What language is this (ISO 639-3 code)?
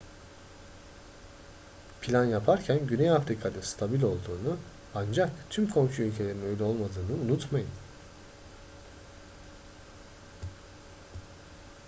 tur